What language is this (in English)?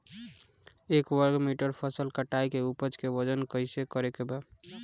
Bhojpuri